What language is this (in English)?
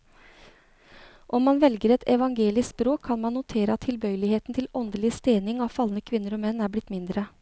Norwegian